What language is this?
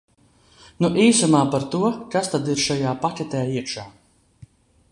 Latvian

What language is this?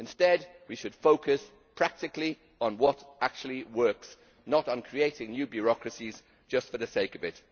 English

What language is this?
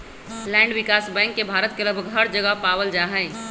Magahi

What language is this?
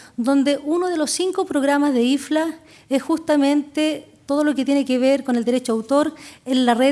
Spanish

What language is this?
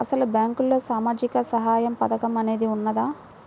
Telugu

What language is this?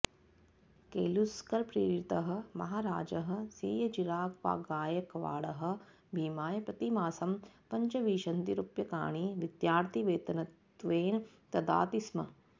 Sanskrit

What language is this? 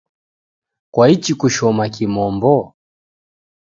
Taita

